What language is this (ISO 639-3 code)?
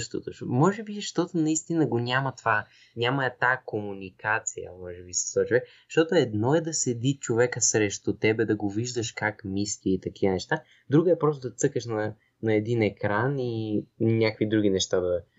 bul